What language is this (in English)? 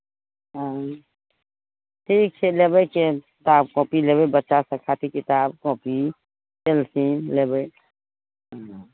Maithili